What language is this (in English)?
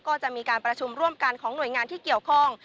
Thai